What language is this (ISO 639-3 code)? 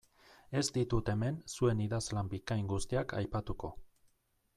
eus